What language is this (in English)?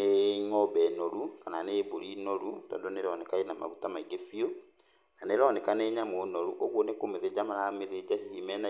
Kikuyu